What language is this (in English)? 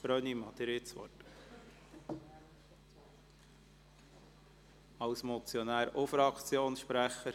Swiss German